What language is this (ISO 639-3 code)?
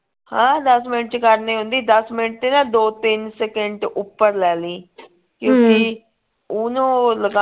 pan